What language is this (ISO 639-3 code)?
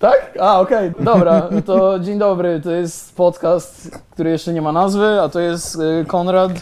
pol